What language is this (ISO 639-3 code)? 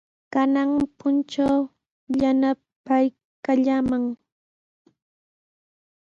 qws